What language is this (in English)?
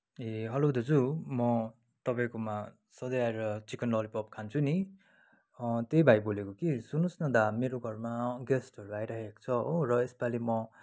Nepali